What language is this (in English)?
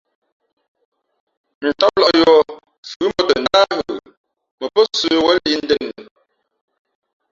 Fe'fe'